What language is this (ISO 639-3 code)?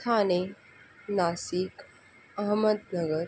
mar